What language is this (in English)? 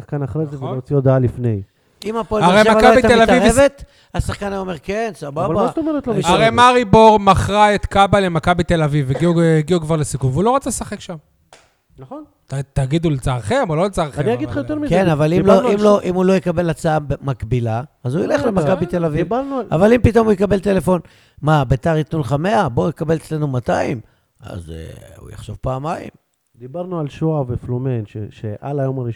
Hebrew